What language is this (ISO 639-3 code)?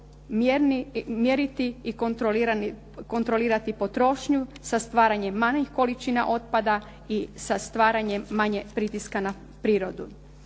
hrv